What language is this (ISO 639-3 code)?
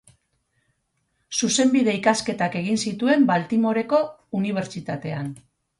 eus